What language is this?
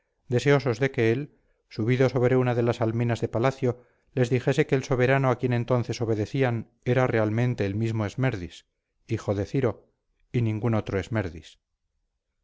Spanish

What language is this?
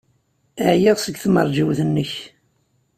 Kabyle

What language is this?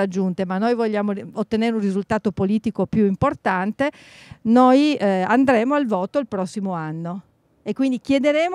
Italian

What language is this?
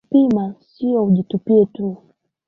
Swahili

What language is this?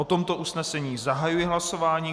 Czech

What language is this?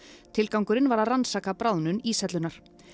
Icelandic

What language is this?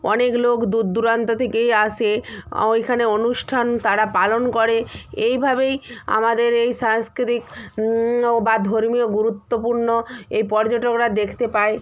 Bangla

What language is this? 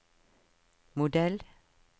Norwegian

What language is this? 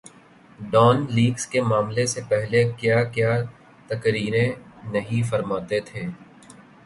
Urdu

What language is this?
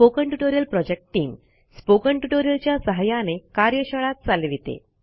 Marathi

